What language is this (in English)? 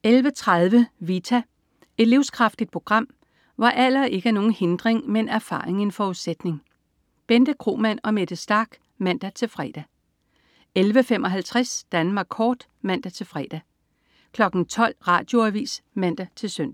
Danish